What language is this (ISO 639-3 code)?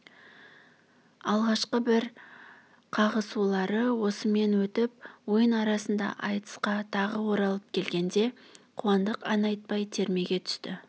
kaz